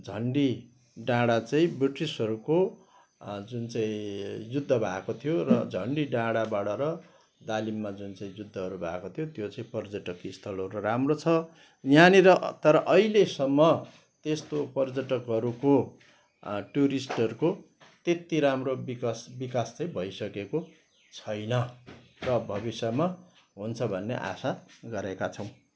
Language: Nepali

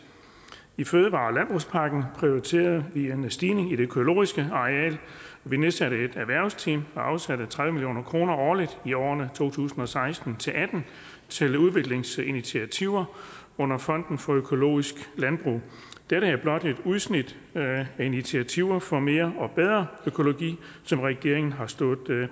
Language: Danish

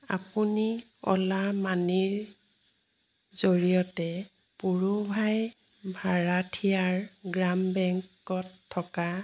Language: Assamese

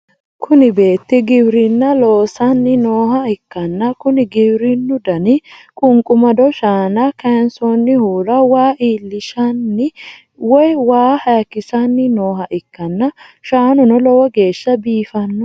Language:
Sidamo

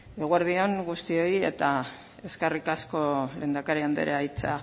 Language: Basque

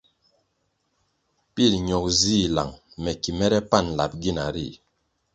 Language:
Kwasio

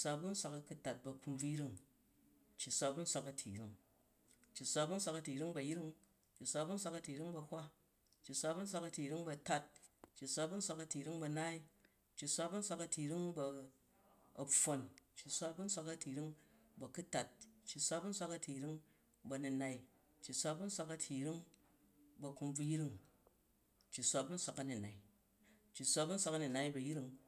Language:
Jju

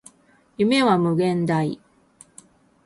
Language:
Japanese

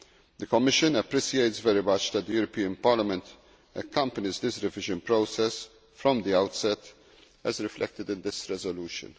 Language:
English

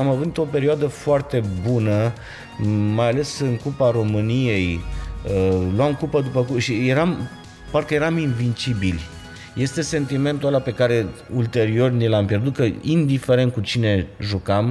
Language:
Romanian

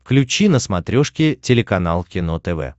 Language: Russian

